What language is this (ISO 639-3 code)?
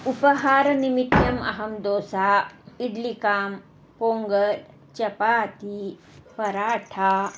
san